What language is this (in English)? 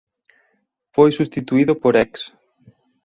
Galician